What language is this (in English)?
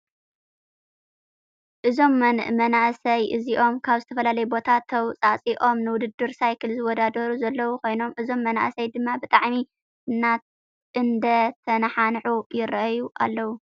Tigrinya